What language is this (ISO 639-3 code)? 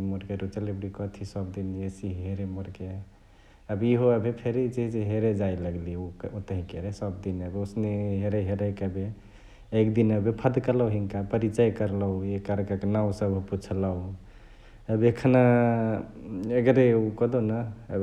the